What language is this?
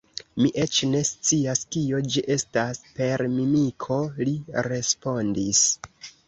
Esperanto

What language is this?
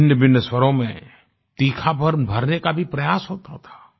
Hindi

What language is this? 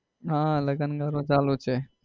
Gujarati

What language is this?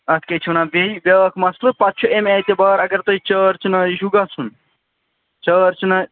Kashmiri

